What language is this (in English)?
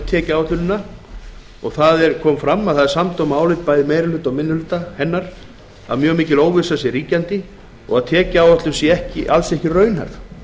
Icelandic